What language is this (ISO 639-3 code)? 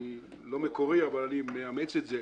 heb